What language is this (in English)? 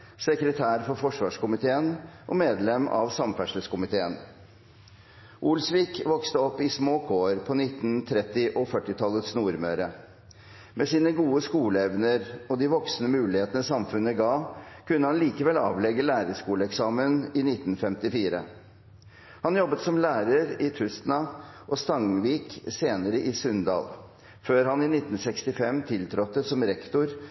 Norwegian Bokmål